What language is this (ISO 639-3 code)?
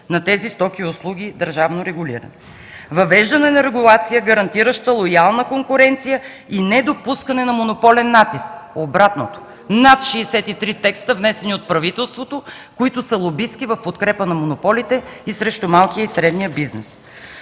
bul